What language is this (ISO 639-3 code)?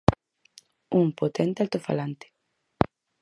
glg